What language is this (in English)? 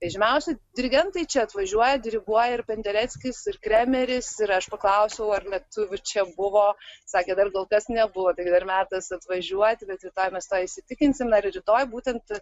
Lithuanian